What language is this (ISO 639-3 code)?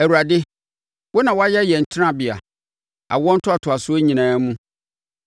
aka